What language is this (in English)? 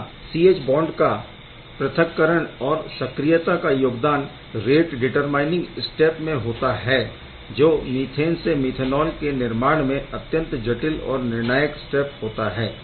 Hindi